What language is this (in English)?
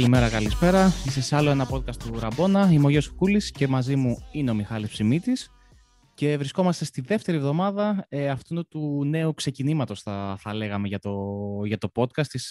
Greek